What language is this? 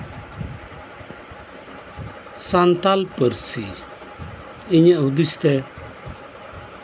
Santali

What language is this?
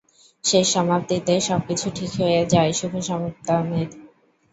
Bangla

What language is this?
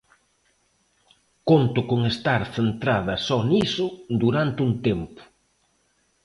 Galician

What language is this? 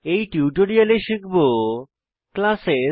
Bangla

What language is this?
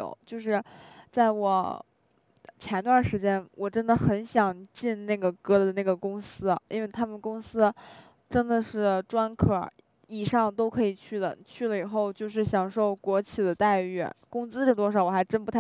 Chinese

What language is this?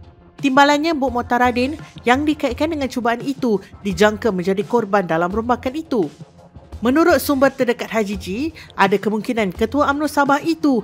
Malay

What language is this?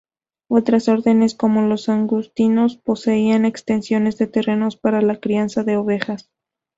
Spanish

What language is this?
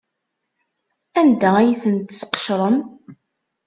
Kabyle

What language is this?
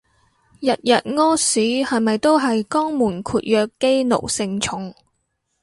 Cantonese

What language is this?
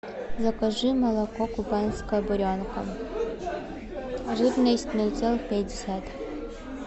Russian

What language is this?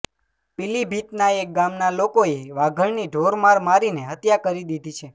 Gujarati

